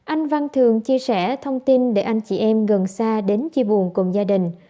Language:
Vietnamese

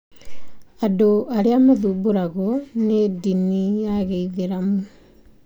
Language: Kikuyu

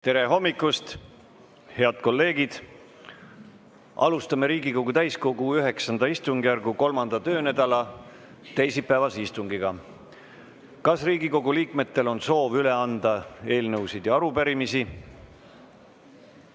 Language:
Estonian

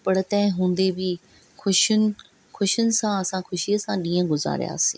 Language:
Sindhi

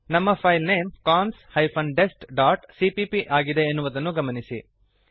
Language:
Kannada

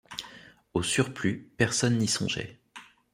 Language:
French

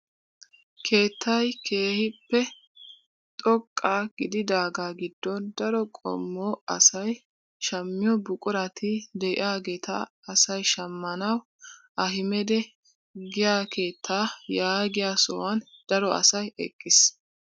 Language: Wolaytta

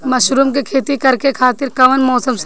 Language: Bhojpuri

